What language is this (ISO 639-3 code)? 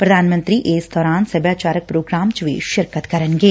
pan